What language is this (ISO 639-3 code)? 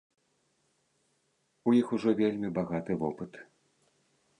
bel